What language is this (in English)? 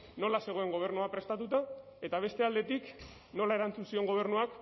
Basque